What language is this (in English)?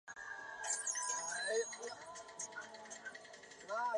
Chinese